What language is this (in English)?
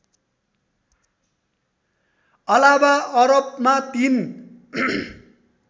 Nepali